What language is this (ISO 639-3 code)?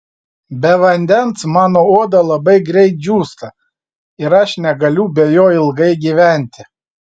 lit